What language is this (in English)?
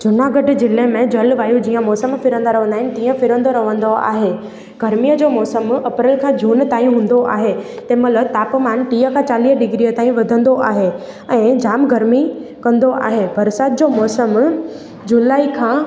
Sindhi